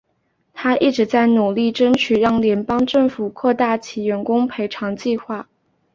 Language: Chinese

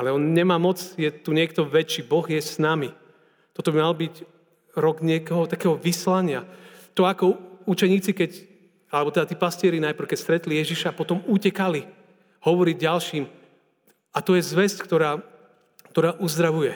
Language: Slovak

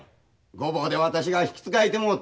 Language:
Japanese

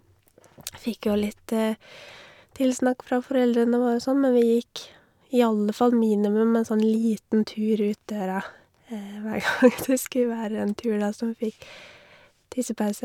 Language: Norwegian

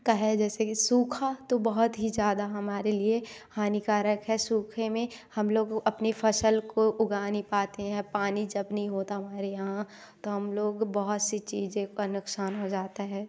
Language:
Hindi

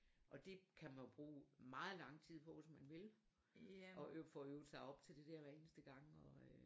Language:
Danish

